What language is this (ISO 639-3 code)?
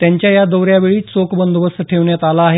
mar